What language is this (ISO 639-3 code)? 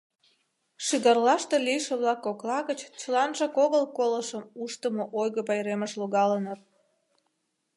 chm